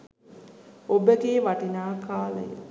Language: Sinhala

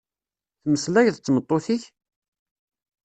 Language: Kabyle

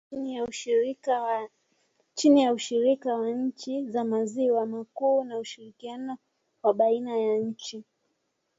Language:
Swahili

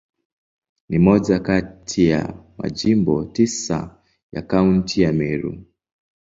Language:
Swahili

